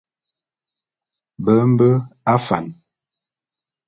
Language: Bulu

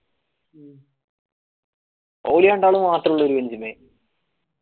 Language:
Malayalam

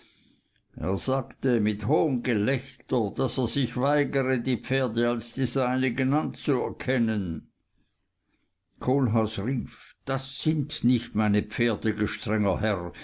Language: German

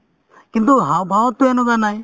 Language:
Assamese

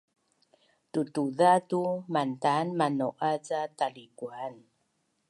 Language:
Bunun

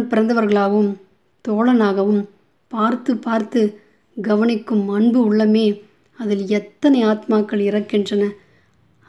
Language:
Hindi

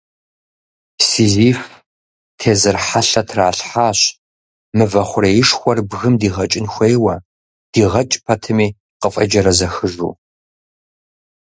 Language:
Kabardian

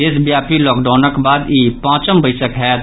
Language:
Maithili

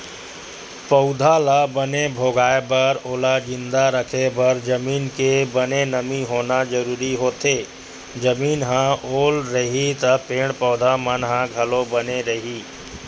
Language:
Chhattisgarhi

